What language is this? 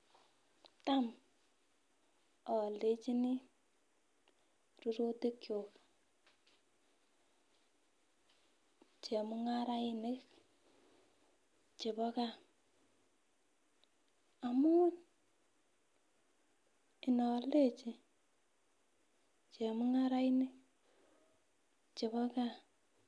Kalenjin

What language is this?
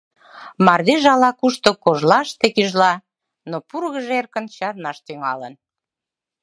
Mari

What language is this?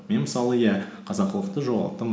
Kazakh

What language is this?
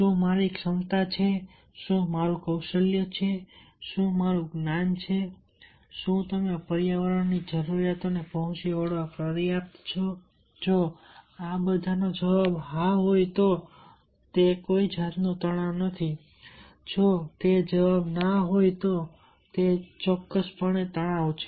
Gujarati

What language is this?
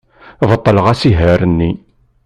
Kabyle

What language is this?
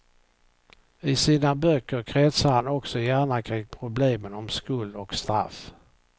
Swedish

